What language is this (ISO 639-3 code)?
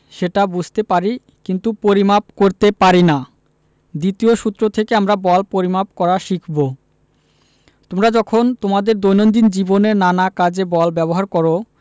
ben